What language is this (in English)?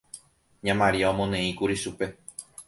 Guarani